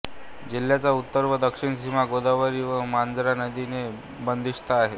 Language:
Marathi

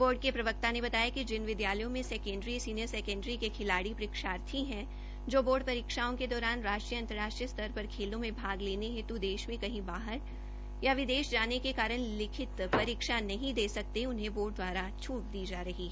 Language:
Hindi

